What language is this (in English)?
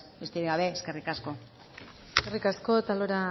Basque